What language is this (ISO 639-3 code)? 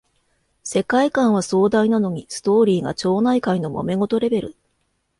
jpn